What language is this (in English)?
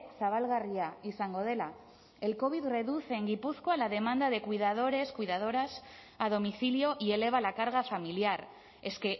Spanish